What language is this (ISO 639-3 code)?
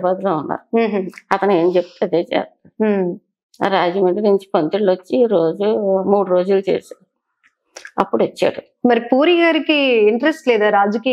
tel